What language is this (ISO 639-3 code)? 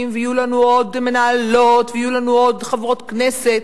heb